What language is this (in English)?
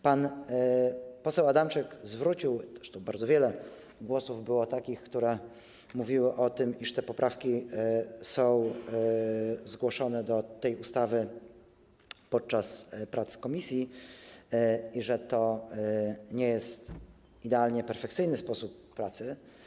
Polish